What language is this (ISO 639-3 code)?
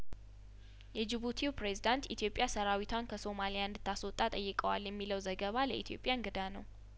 amh